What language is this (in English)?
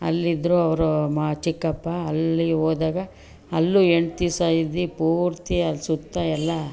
Kannada